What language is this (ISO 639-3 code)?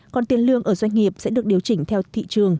vie